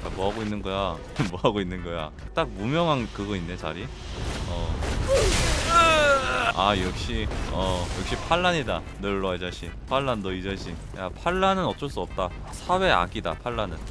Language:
Korean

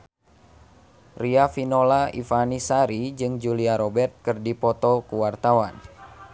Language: Sundanese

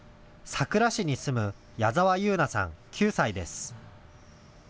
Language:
Japanese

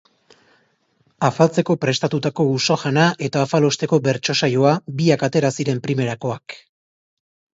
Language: Basque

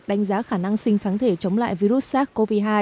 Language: Vietnamese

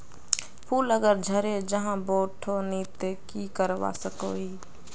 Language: Magahi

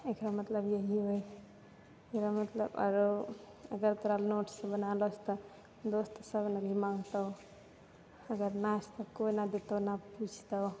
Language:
Maithili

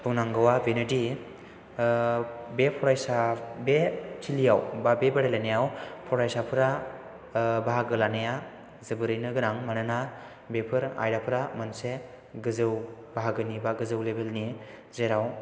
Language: Bodo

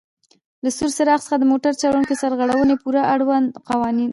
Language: Pashto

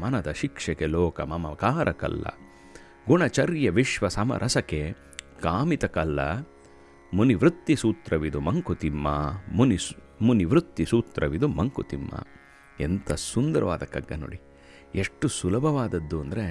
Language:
Kannada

